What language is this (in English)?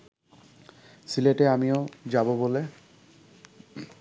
Bangla